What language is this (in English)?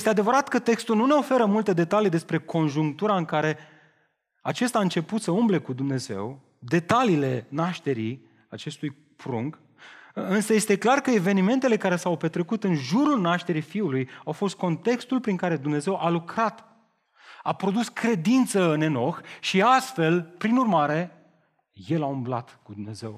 Romanian